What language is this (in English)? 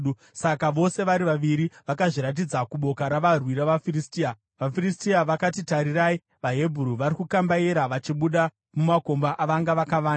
Shona